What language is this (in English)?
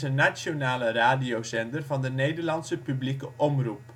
Dutch